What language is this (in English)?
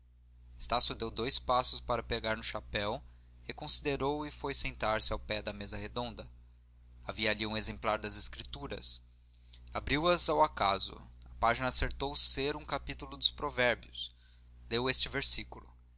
Portuguese